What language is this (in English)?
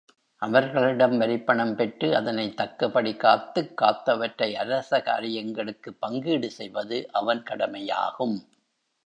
Tamil